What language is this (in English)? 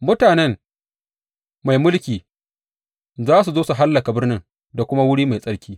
Hausa